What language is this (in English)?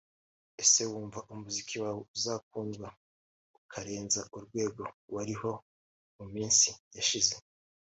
Kinyarwanda